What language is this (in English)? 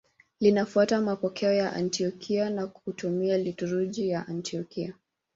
Swahili